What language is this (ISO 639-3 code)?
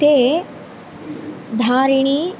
san